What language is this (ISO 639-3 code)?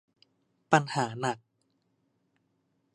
tha